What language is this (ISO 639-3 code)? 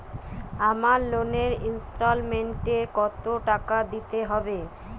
ben